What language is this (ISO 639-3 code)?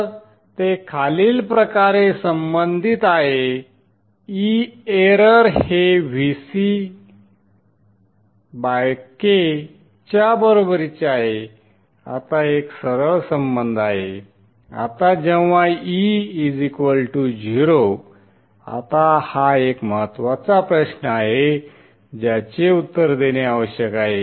mar